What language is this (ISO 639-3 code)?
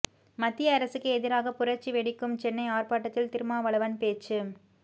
tam